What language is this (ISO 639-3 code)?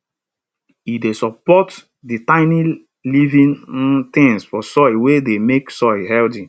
pcm